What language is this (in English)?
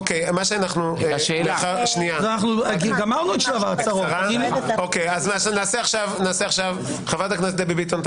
Hebrew